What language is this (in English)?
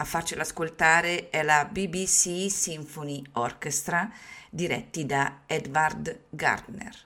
Italian